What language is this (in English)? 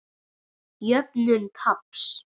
Icelandic